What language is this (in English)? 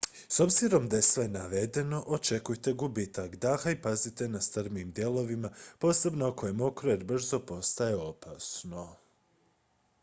Croatian